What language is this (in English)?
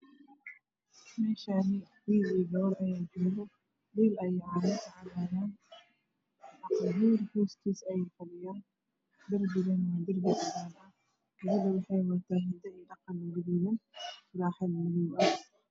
Somali